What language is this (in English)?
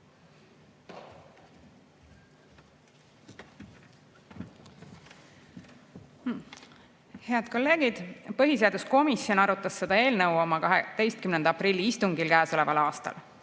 Estonian